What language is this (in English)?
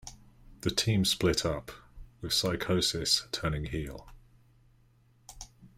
English